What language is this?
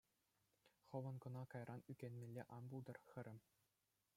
Chuvash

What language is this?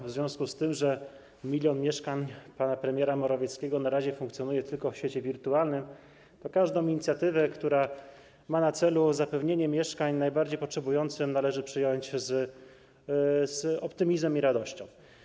Polish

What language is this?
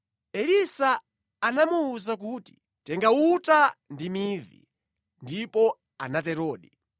Nyanja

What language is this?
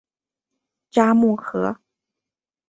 Chinese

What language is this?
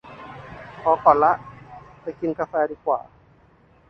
Thai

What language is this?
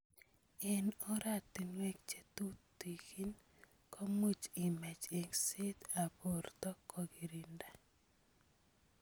Kalenjin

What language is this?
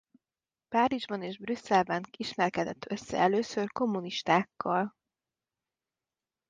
Hungarian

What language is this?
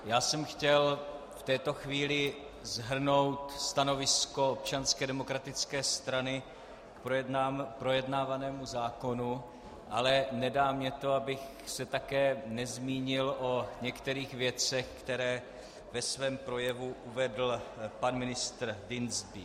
Czech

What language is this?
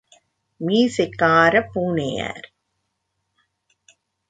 Tamil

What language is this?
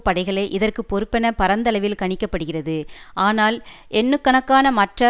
Tamil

